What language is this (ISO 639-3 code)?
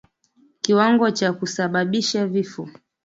swa